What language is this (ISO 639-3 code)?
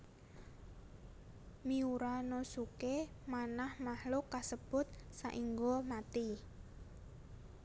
jav